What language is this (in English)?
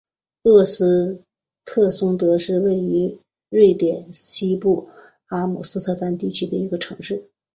Chinese